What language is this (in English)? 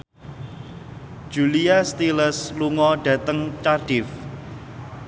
Javanese